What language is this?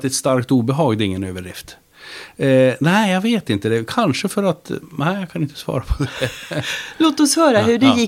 Swedish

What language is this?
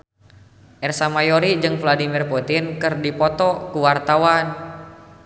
Sundanese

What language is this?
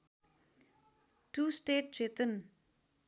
Nepali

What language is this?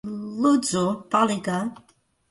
Latvian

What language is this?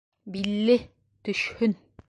Bashkir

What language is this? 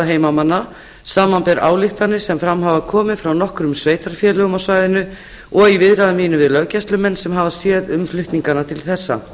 Icelandic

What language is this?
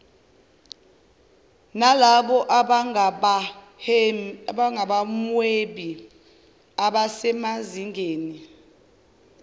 Zulu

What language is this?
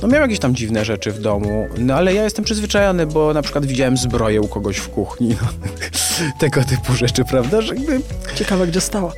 Polish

